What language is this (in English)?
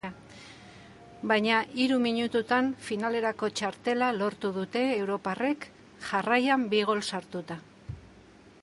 Basque